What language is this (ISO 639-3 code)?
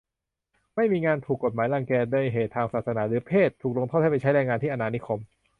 tha